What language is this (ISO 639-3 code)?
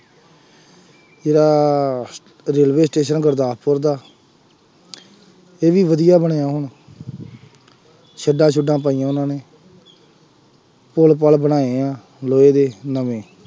pan